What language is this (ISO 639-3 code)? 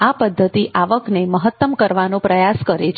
guj